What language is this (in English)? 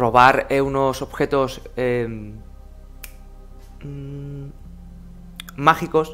Spanish